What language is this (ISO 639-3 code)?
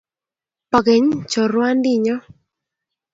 kln